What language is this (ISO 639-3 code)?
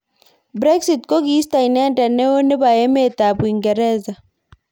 kln